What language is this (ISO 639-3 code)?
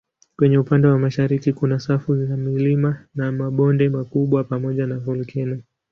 swa